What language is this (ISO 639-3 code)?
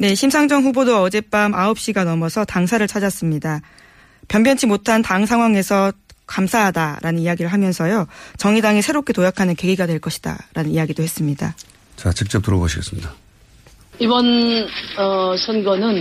kor